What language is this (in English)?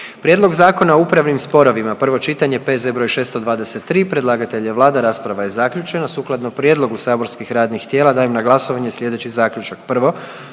Croatian